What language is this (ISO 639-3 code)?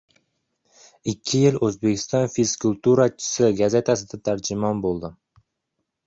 uzb